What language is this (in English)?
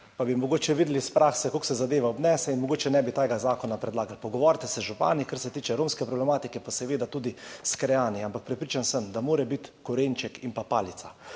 Slovenian